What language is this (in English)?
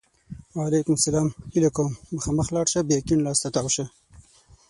Pashto